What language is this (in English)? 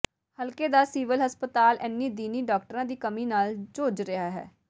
Punjabi